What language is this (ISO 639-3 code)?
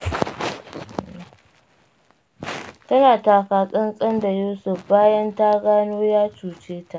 hau